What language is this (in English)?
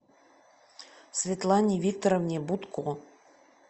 Russian